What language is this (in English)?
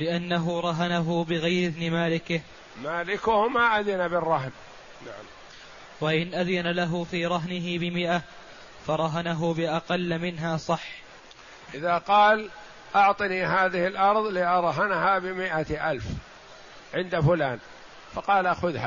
Arabic